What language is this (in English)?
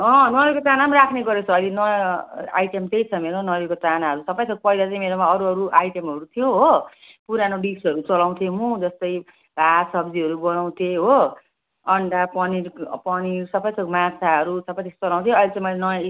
Nepali